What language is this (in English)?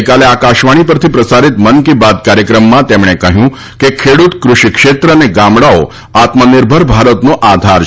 Gujarati